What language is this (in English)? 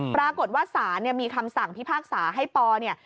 Thai